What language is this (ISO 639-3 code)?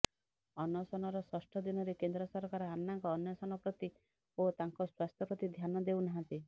ori